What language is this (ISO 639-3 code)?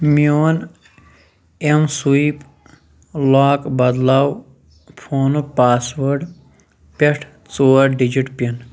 kas